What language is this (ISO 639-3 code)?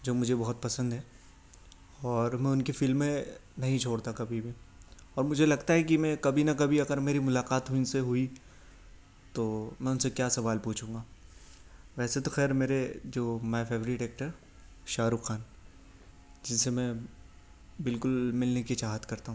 urd